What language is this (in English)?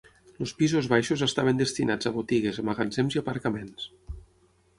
Catalan